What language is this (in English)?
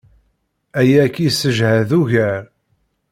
Kabyle